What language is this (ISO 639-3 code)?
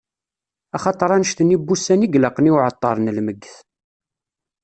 kab